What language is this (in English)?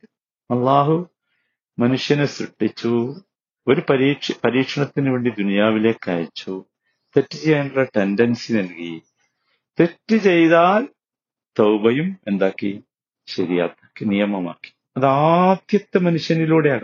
Malayalam